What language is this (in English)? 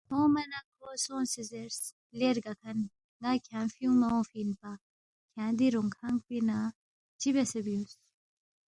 Balti